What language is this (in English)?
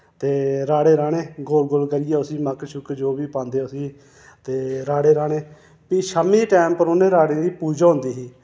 Dogri